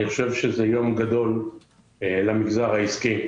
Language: Hebrew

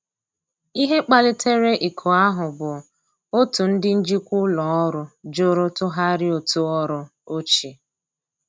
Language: Igbo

